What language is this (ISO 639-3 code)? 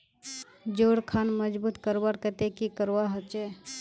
mag